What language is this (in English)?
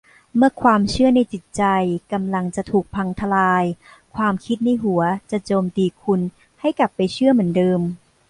Thai